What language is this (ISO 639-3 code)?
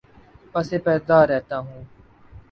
urd